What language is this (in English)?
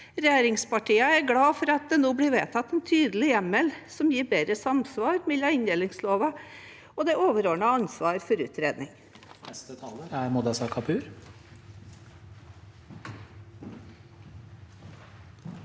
Norwegian